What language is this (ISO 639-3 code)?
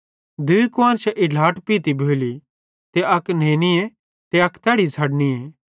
bhd